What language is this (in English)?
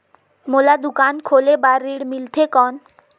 Chhattisgarhi